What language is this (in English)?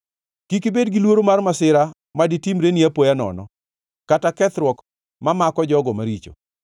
Luo (Kenya and Tanzania)